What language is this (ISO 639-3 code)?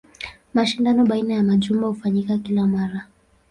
swa